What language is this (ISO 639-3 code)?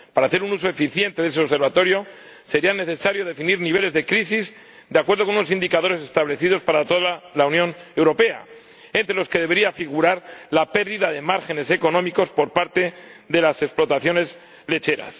spa